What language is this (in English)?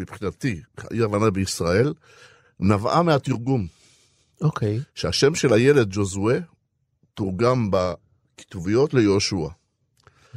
Hebrew